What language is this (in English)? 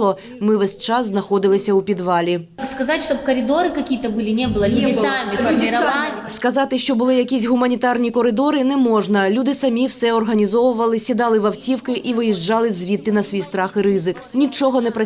Ukrainian